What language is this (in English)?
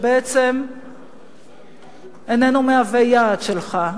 Hebrew